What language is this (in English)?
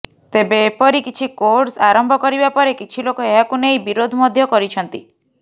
Odia